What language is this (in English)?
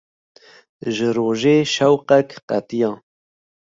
Kurdish